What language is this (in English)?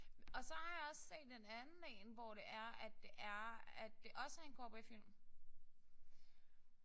Danish